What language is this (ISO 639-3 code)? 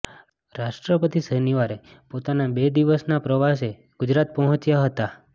guj